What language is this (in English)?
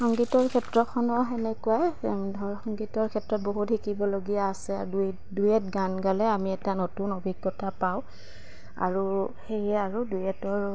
Assamese